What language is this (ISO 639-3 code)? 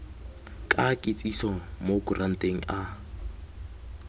tsn